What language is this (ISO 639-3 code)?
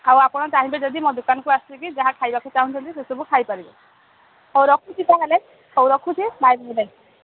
ori